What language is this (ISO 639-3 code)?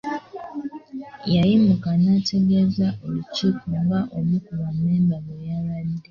lug